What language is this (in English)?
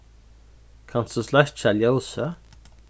Faroese